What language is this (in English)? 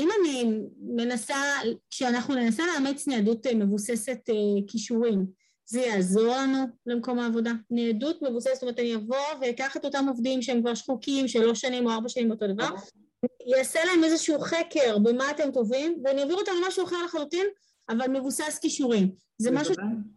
Hebrew